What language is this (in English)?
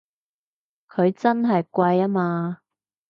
Cantonese